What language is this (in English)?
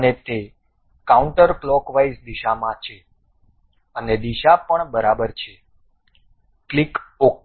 Gujarati